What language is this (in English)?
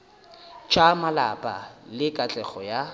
Northern Sotho